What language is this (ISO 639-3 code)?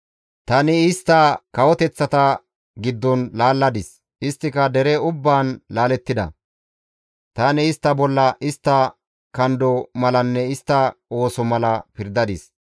gmv